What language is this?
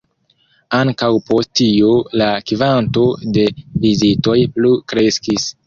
Esperanto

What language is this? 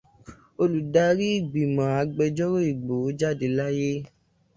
Yoruba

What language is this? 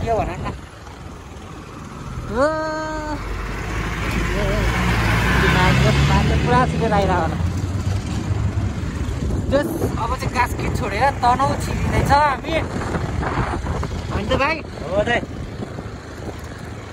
Indonesian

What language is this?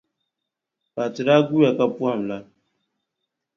Dagbani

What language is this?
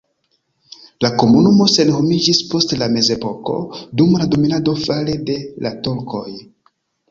Esperanto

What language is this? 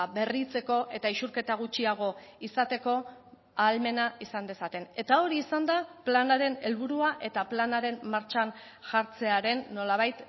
Basque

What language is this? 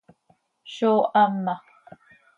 Seri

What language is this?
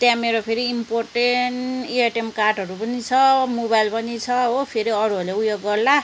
Nepali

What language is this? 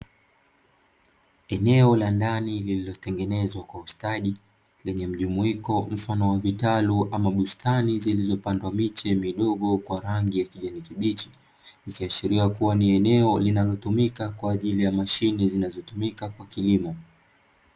Swahili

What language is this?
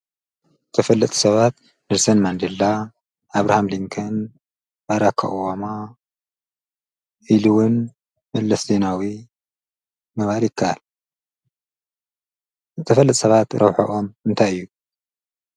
Tigrinya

